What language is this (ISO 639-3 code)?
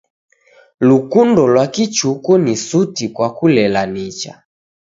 dav